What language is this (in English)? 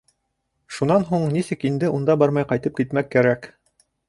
Bashkir